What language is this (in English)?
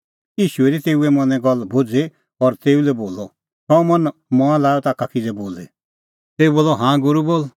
Kullu Pahari